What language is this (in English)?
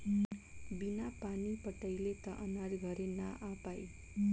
Bhojpuri